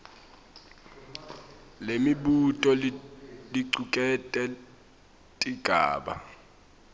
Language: Swati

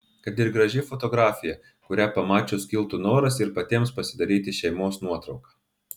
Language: Lithuanian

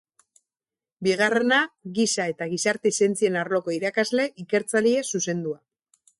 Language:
Basque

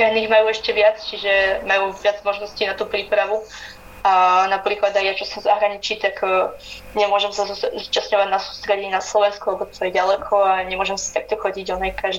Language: Slovak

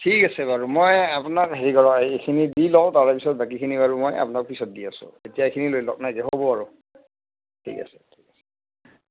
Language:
Assamese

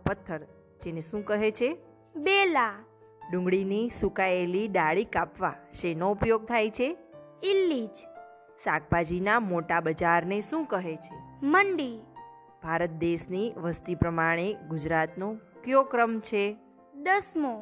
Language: Gujarati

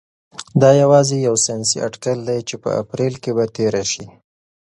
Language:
Pashto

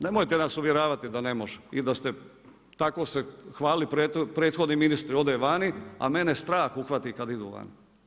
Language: Croatian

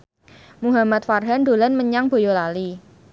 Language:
Javanese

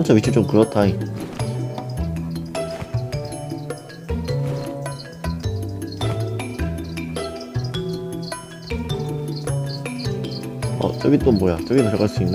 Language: Korean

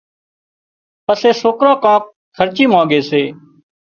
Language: Wadiyara Koli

